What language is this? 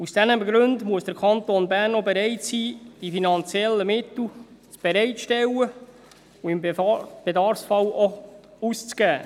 Swiss German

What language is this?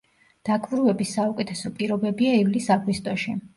Georgian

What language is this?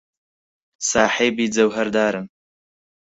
Central Kurdish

